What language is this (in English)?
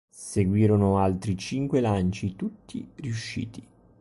Italian